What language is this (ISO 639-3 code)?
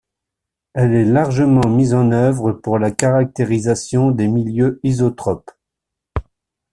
fra